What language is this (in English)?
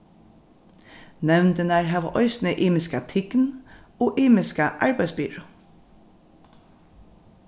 Faroese